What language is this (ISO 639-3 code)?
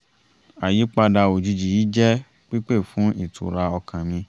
yor